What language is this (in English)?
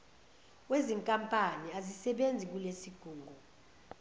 Zulu